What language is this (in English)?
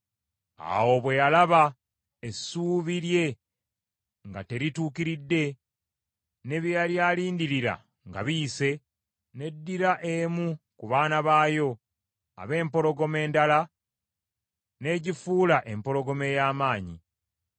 Ganda